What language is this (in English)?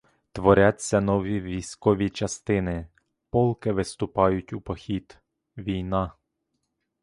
Ukrainian